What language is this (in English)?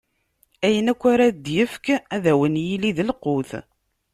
Kabyle